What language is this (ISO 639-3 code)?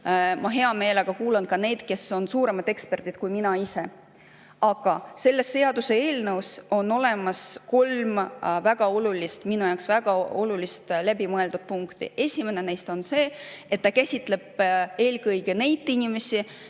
est